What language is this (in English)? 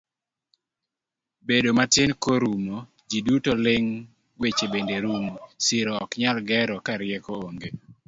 Luo (Kenya and Tanzania)